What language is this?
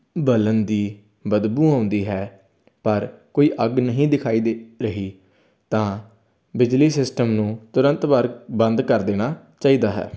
Punjabi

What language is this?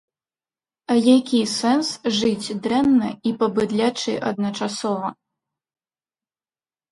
Belarusian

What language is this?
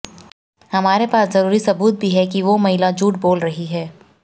Hindi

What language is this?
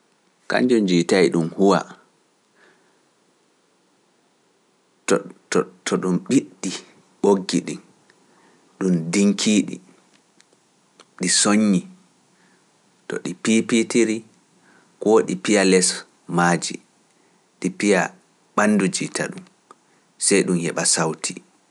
Pular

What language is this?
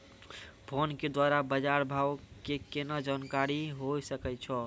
Maithili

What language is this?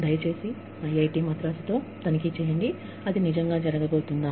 Telugu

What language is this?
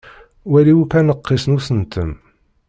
Kabyle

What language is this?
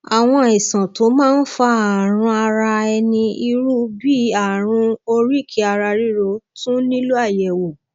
Yoruba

